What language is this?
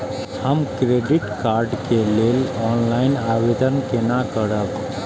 Maithili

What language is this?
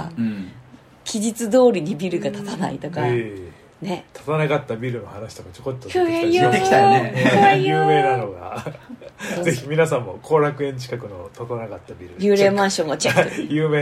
Japanese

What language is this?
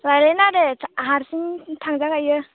Bodo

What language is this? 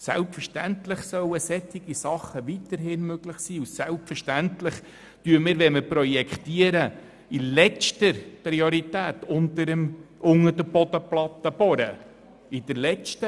Swiss German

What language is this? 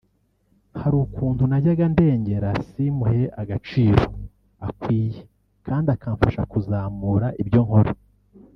Kinyarwanda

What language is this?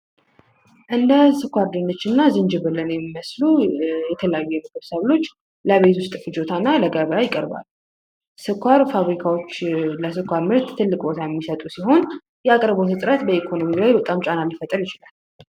Amharic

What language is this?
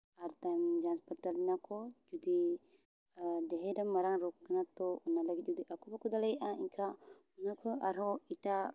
Santali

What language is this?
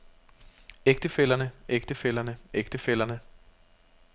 Danish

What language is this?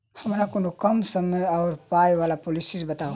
Maithili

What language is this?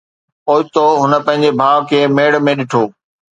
Sindhi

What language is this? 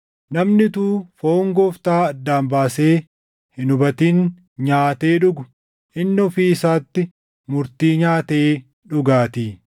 Oromo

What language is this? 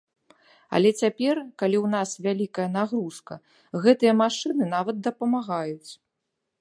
Belarusian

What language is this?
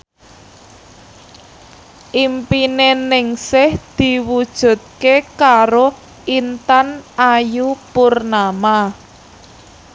Javanese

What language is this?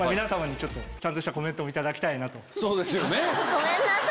Japanese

